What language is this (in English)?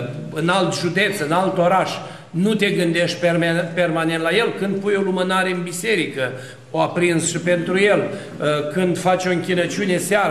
Romanian